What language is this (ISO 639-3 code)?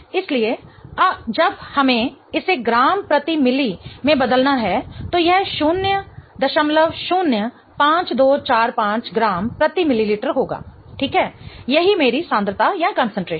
hin